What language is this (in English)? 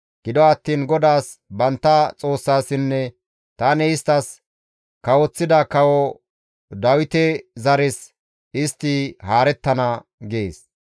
Gamo